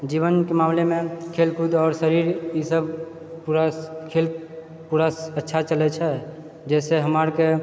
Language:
Maithili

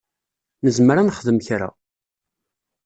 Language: Kabyle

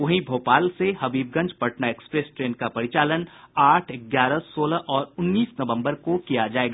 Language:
Hindi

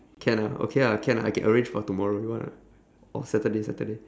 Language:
English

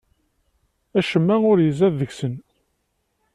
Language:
Kabyle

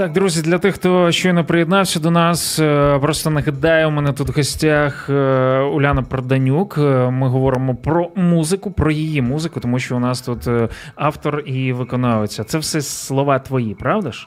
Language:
Ukrainian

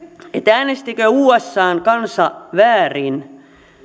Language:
Finnish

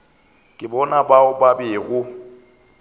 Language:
Northern Sotho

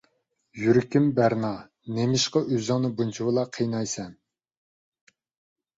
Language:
Uyghur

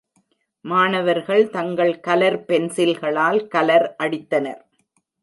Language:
Tamil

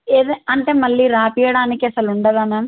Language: Telugu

